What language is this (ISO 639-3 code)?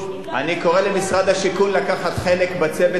heb